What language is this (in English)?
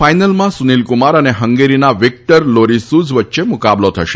Gujarati